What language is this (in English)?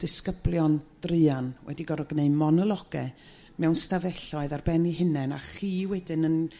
Welsh